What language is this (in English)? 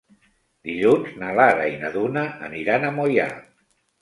Catalan